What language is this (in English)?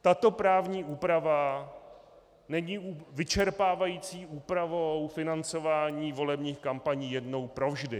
Czech